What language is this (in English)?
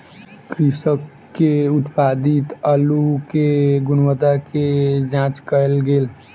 Maithili